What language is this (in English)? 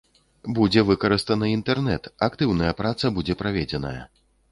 Belarusian